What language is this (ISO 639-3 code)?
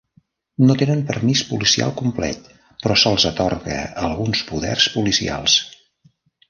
cat